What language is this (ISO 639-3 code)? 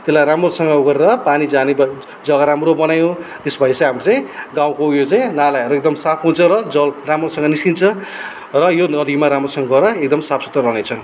nep